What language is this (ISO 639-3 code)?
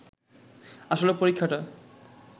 ben